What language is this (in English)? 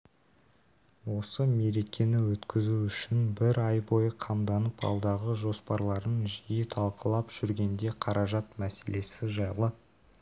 Kazakh